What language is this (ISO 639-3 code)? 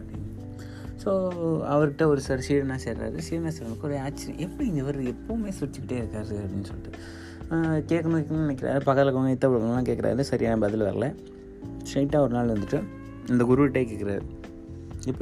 tam